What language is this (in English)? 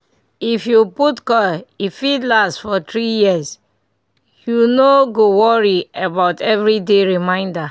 Nigerian Pidgin